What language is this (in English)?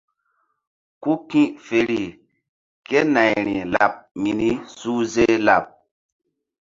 Mbum